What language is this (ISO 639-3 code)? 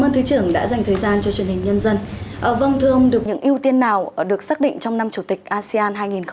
vie